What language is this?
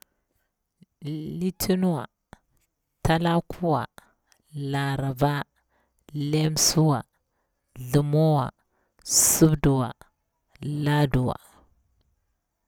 Bura-Pabir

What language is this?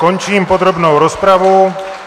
Czech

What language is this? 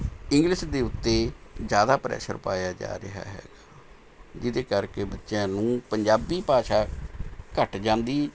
Punjabi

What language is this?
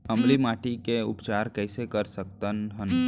Chhattisgarhi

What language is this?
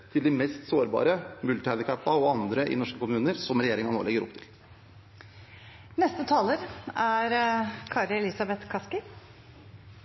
Norwegian Bokmål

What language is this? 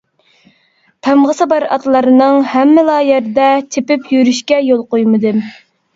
Uyghur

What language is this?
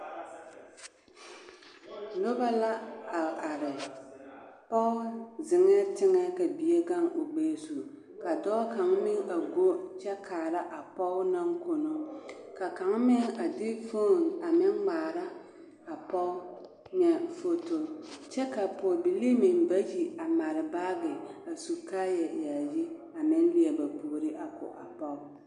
Southern Dagaare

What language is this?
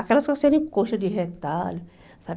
Portuguese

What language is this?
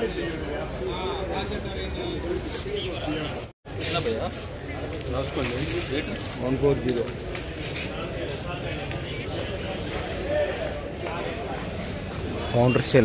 Telugu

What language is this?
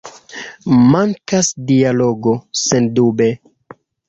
Esperanto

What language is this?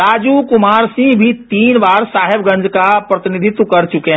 Hindi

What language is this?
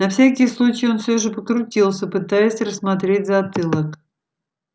Russian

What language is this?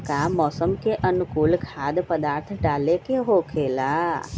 Magahi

